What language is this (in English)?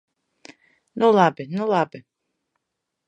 Latvian